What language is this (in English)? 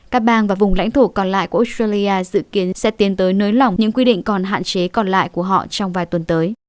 Vietnamese